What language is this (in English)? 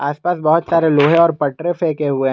Hindi